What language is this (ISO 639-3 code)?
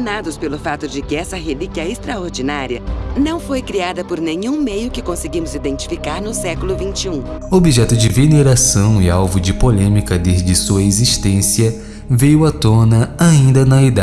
por